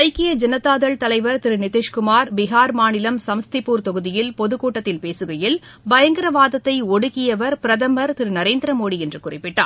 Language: Tamil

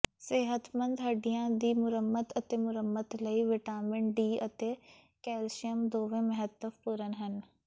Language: Punjabi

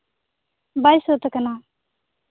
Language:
Santali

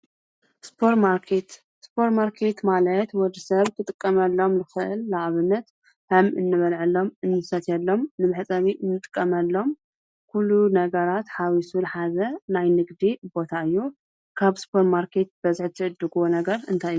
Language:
Tigrinya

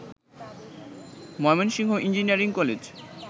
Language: Bangla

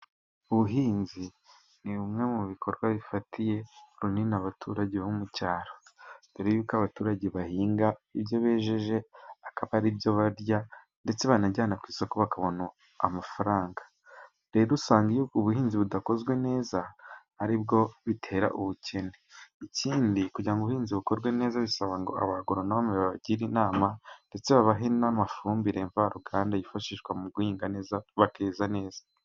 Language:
Kinyarwanda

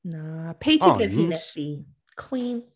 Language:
Welsh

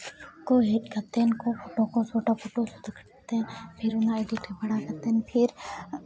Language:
Santali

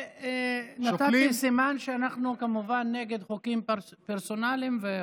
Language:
Hebrew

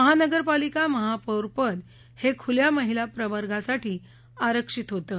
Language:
Marathi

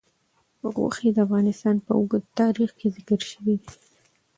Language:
Pashto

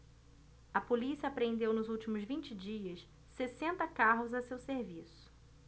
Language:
Portuguese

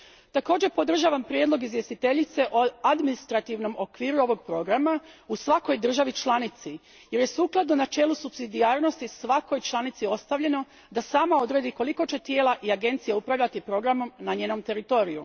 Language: Croatian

